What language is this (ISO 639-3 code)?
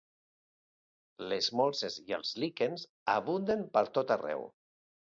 cat